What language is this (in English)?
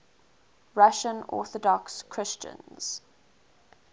English